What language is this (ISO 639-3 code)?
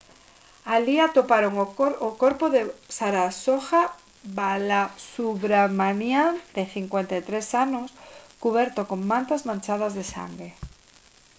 glg